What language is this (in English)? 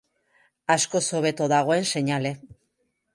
Basque